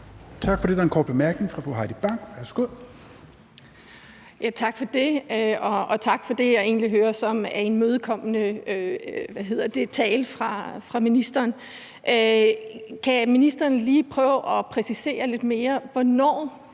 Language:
Danish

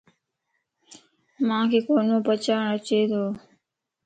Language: Lasi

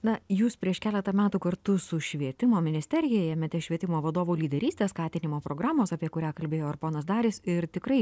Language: Lithuanian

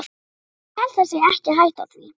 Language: Icelandic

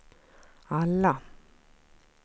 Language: Swedish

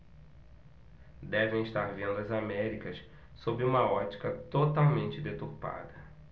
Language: Portuguese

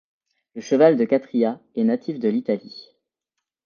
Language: French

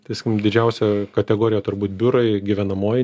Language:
Lithuanian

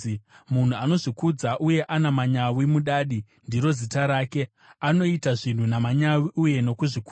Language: Shona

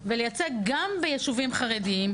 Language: Hebrew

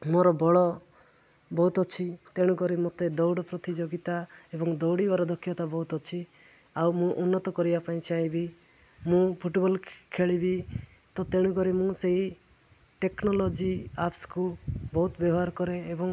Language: Odia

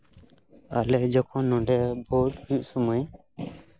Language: Santali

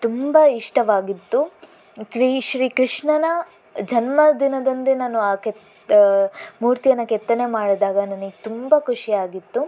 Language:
Kannada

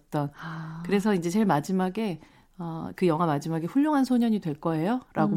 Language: Korean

